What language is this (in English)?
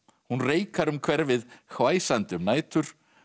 Icelandic